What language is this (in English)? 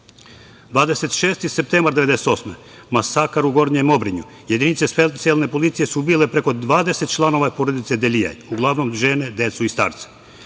Serbian